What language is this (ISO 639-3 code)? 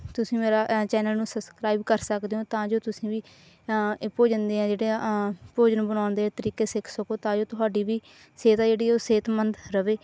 pan